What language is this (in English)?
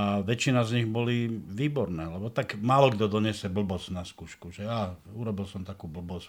Slovak